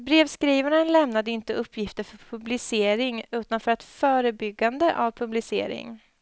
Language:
Swedish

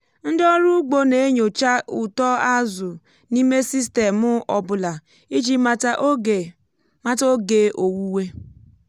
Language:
Igbo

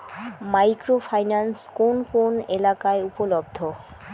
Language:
Bangla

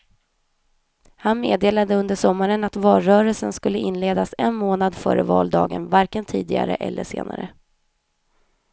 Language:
Swedish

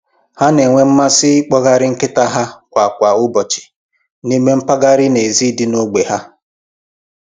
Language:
Igbo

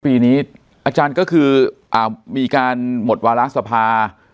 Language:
Thai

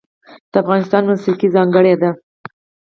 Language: Pashto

